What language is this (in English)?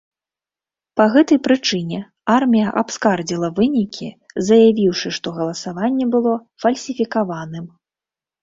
Belarusian